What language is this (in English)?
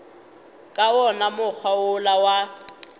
Northern Sotho